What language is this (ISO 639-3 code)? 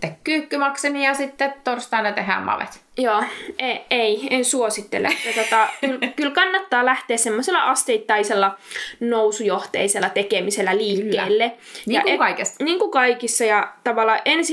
fin